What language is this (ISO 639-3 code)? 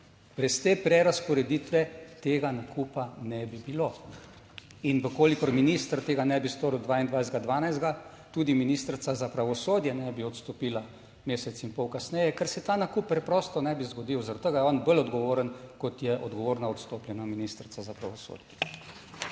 slv